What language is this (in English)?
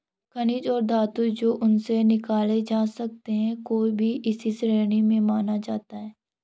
Hindi